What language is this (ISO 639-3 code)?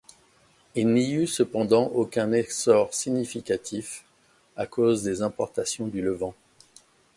fra